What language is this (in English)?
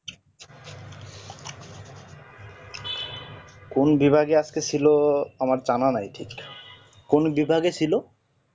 Bangla